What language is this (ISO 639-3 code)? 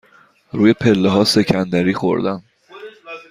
fas